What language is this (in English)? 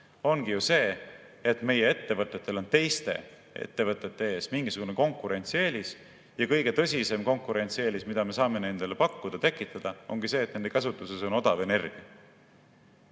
Estonian